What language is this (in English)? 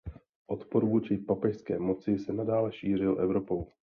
Czech